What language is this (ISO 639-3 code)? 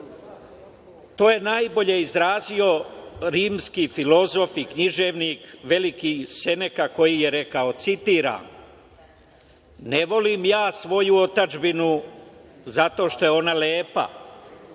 srp